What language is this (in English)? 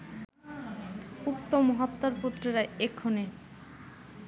Bangla